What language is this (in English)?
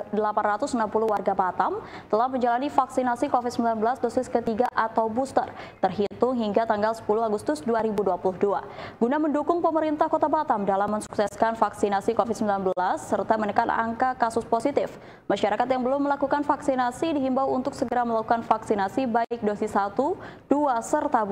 Indonesian